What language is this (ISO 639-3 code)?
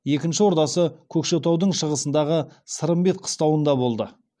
kaz